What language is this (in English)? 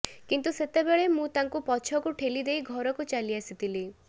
Odia